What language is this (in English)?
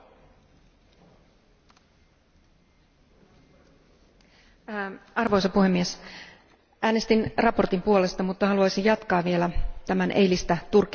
Finnish